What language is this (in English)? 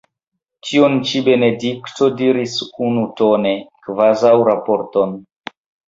Esperanto